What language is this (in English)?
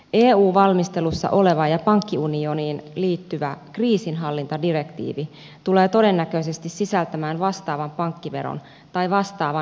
Finnish